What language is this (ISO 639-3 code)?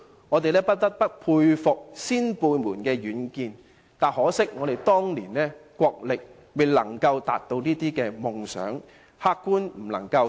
yue